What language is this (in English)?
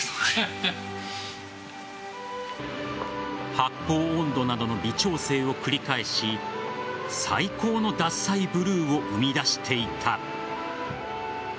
Japanese